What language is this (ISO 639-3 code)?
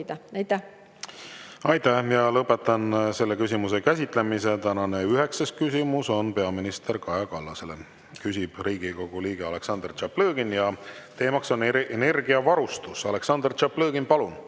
est